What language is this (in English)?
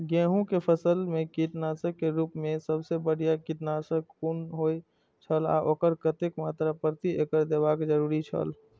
Maithili